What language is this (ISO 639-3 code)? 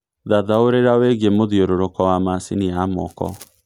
kik